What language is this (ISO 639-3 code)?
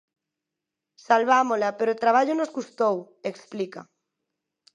glg